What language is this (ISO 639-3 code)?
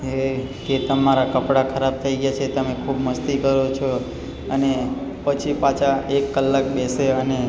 guj